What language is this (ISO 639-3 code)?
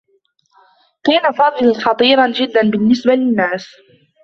ara